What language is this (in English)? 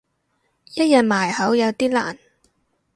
Cantonese